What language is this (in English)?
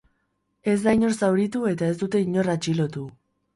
Basque